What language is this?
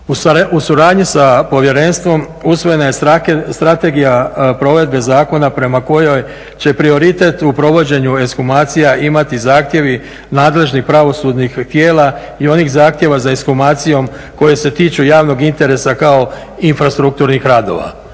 Croatian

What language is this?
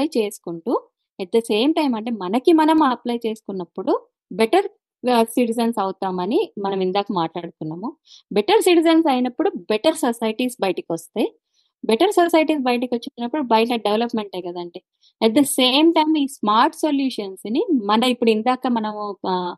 Telugu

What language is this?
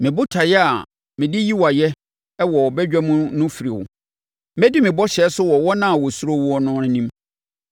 Akan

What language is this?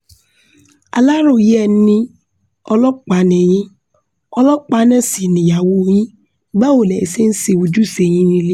Yoruba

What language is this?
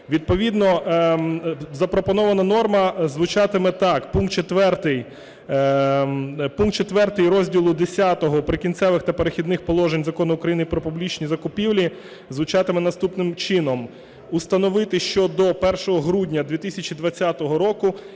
Ukrainian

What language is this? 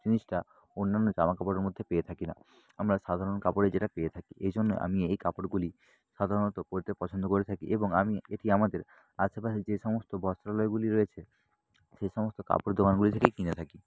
Bangla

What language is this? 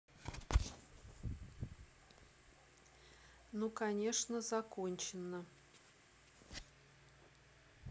Russian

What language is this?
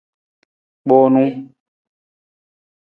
Nawdm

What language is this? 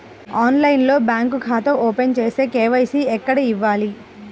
Telugu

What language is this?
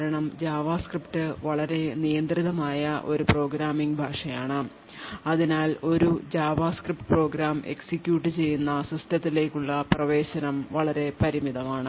Malayalam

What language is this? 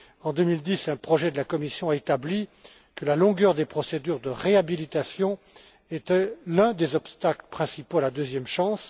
French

